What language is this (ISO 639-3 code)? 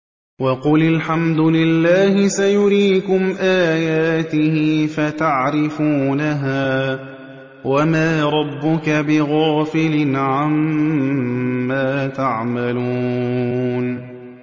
ara